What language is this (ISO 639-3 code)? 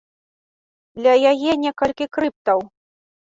bel